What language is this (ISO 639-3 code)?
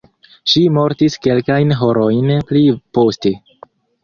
epo